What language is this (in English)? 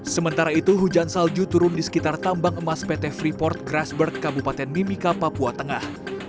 Indonesian